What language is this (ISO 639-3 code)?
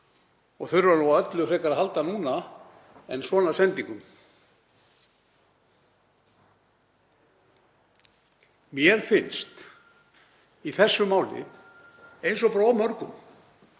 isl